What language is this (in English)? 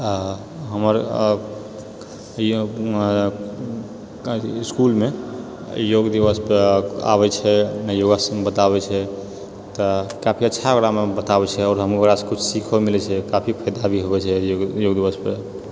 Maithili